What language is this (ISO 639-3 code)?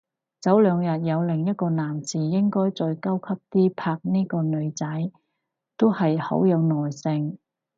yue